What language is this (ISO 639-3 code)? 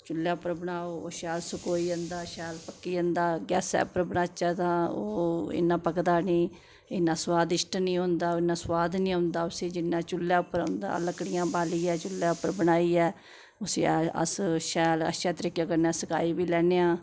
doi